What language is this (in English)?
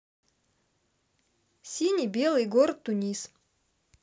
Russian